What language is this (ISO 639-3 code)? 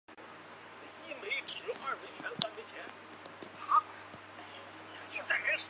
zho